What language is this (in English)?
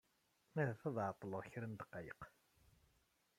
Kabyle